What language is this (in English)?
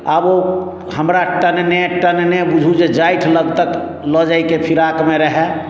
Maithili